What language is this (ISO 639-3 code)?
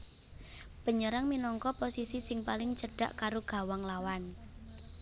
jav